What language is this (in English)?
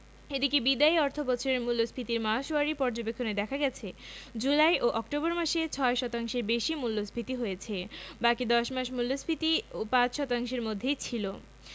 Bangla